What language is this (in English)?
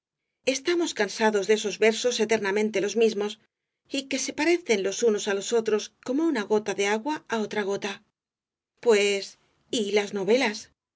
Spanish